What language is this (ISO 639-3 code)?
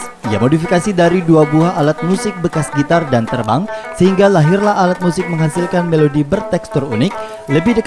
ind